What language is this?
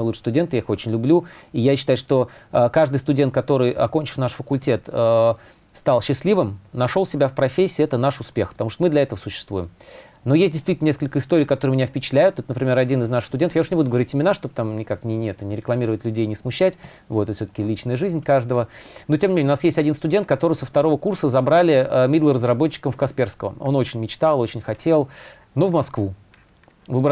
Russian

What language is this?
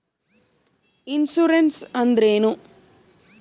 Kannada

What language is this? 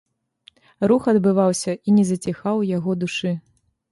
Belarusian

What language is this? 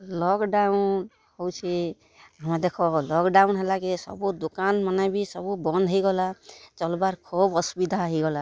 Odia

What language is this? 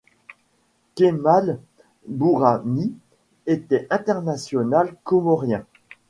French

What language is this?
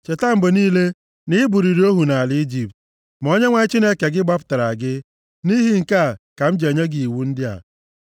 Igbo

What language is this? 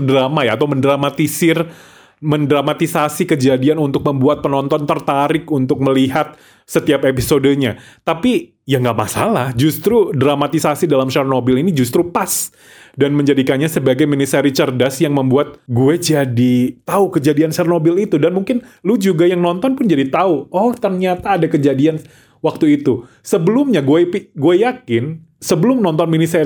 Indonesian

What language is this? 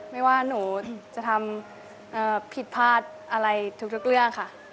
Thai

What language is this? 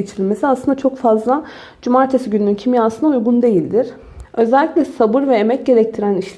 Turkish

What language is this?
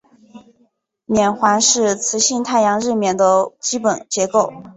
Chinese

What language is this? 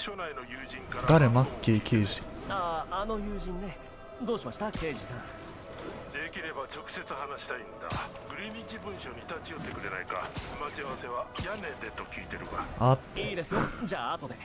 Japanese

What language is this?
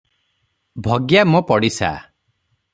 Odia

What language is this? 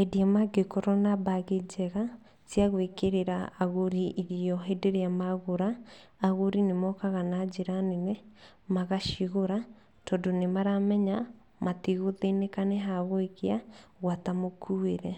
Kikuyu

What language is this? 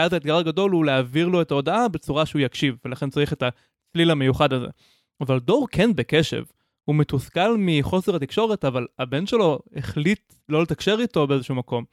Hebrew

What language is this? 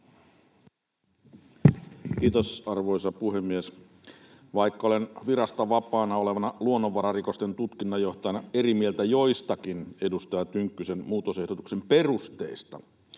Finnish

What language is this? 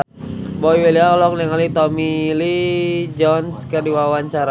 Sundanese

